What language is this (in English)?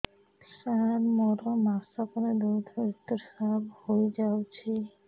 Odia